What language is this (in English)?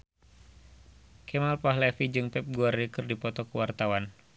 Sundanese